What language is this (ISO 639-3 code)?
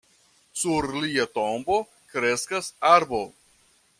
epo